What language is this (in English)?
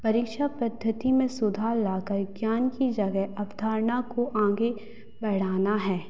Hindi